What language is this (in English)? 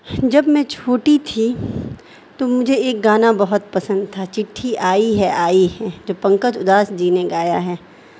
Urdu